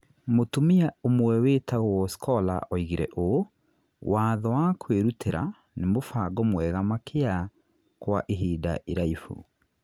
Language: Kikuyu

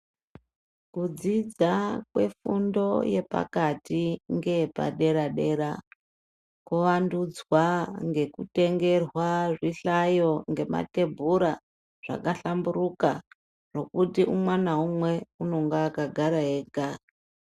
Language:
Ndau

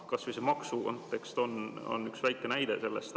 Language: Estonian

